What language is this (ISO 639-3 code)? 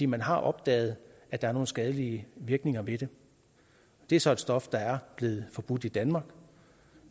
dan